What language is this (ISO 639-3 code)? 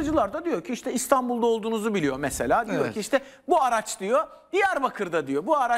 tur